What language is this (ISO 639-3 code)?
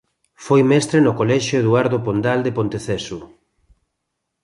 glg